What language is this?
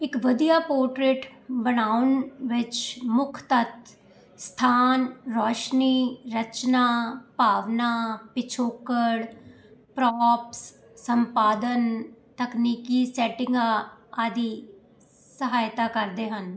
Punjabi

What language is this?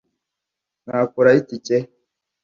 Kinyarwanda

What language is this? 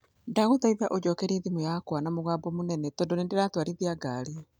Kikuyu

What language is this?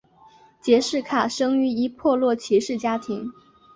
Chinese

